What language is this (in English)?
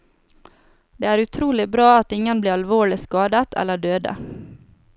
Norwegian